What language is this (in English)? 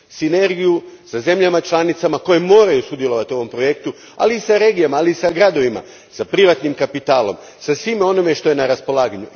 Croatian